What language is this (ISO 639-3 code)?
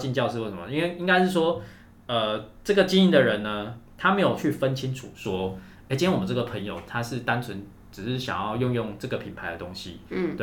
zho